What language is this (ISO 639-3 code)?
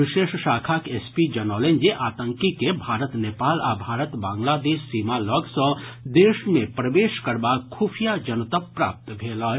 mai